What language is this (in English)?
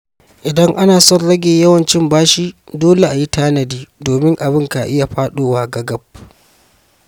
Hausa